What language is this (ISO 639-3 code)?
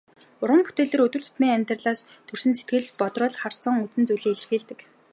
mon